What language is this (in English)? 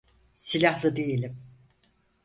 Turkish